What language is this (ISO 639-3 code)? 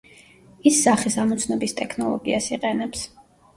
kat